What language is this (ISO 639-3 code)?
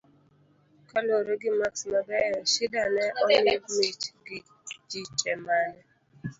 luo